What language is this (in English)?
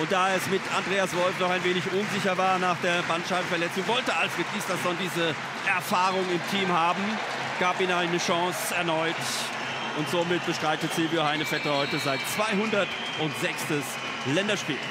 German